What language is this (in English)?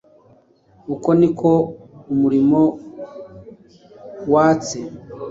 Kinyarwanda